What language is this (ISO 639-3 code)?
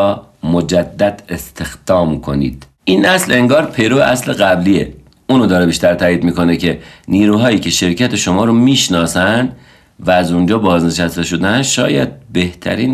fas